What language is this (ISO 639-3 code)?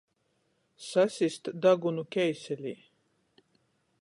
ltg